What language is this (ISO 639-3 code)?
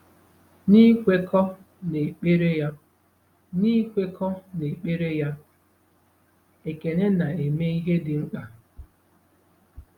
ibo